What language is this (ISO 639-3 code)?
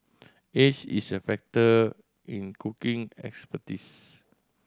eng